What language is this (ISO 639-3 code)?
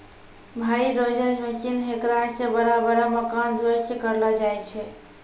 mai